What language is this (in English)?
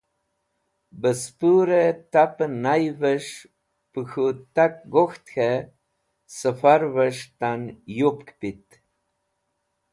Wakhi